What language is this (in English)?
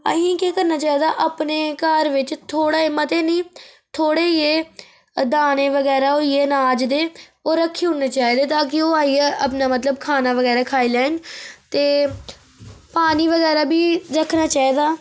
Dogri